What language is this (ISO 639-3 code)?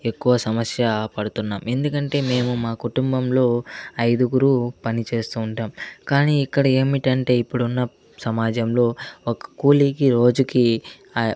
tel